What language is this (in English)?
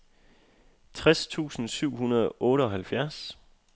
Danish